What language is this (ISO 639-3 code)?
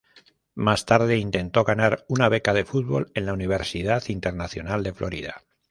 spa